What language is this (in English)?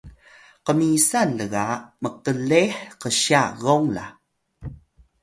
Atayal